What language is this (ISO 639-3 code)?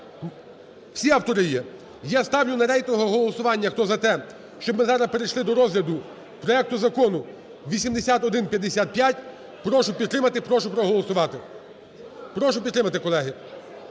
ukr